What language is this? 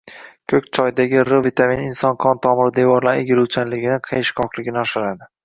Uzbek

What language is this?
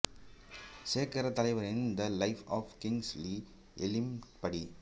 Tamil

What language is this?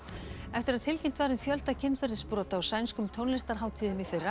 Icelandic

